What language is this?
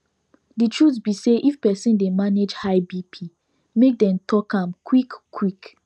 Nigerian Pidgin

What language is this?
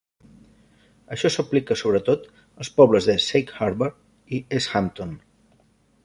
Catalan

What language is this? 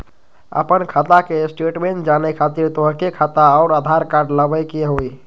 Magahi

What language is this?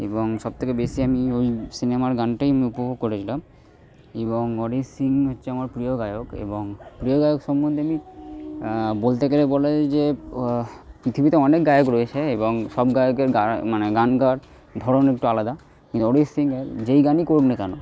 Bangla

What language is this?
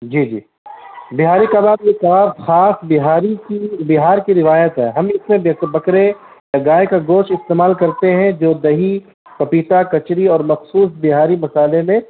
Urdu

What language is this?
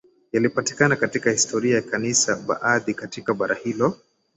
Swahili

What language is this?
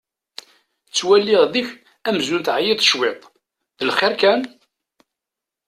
Kabyle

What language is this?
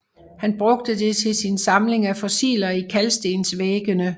Danish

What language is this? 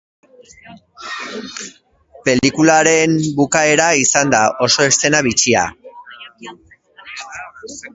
Basque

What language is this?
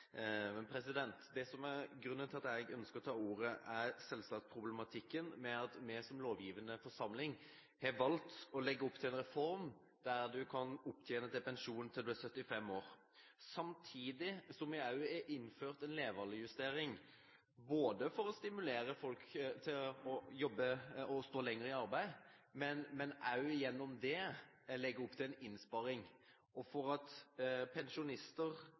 Norwegian Bokmål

